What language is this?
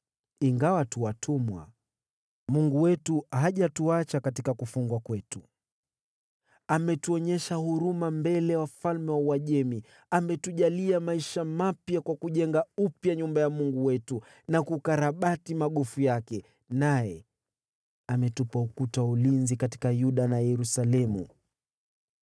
Swahili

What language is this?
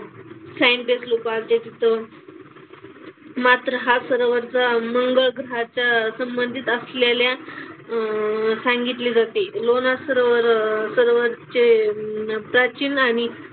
Marathi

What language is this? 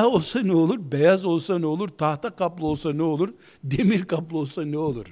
Turkish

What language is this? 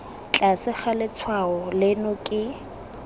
Tswana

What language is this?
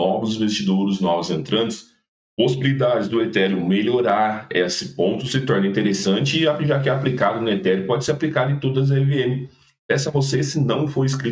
Portuguese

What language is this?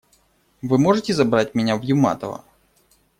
Russian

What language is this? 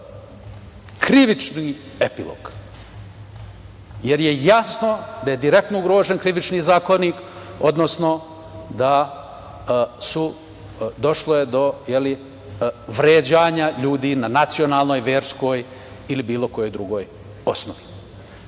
Serbian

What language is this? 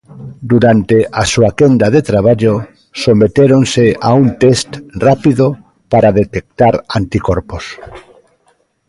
Galician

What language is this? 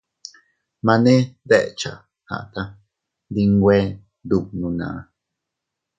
Teutila Cuicatec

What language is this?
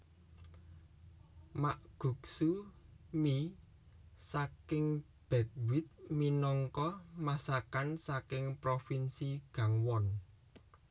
Javanese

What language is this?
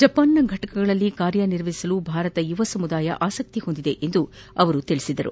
Kannada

